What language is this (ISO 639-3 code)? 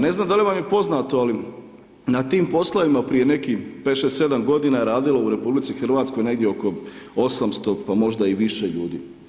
hrv